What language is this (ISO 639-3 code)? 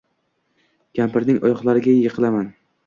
uzb